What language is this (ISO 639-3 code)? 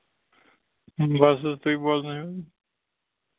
kas